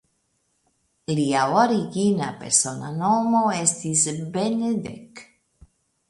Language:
Esperanto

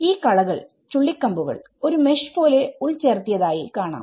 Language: Malayalam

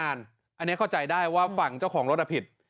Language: Thai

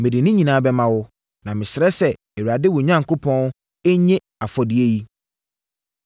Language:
Akan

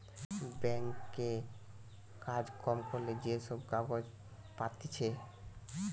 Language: Bangla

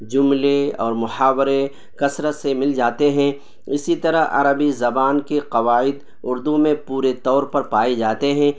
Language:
Urdu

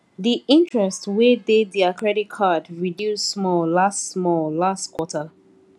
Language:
Nigerian Pidgin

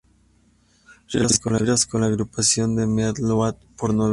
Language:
Spanish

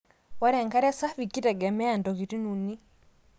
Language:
Masai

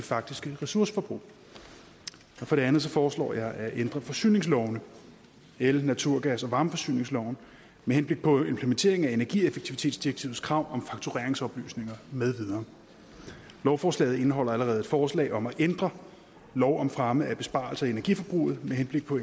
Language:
Danish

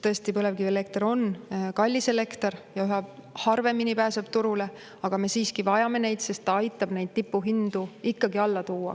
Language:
Estonian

